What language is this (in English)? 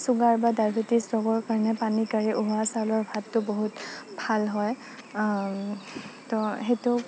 Assamese